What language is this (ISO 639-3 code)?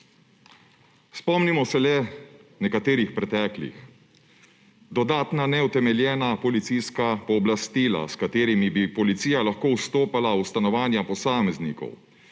slv